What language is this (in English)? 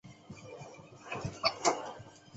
Chinese